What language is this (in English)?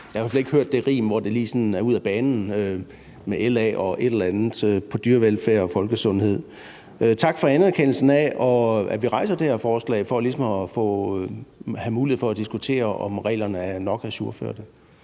Danish